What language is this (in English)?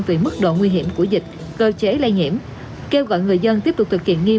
Vietnamese